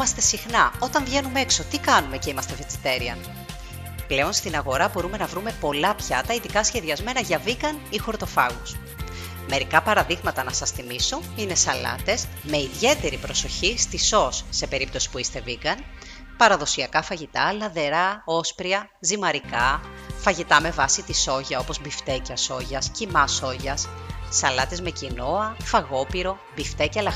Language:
Greek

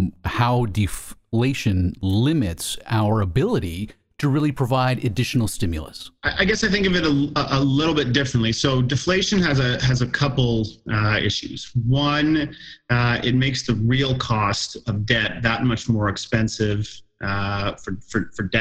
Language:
English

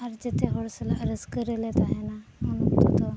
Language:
Santali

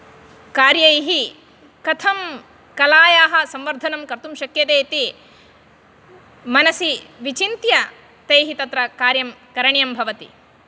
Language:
Sanskrit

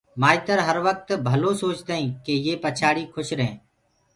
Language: Gurgula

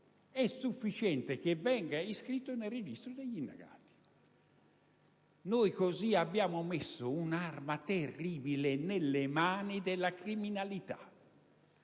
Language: Italian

